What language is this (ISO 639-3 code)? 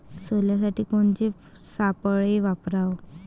mar